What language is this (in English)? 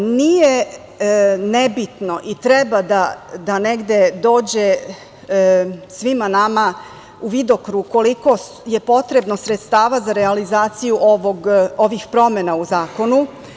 Serbian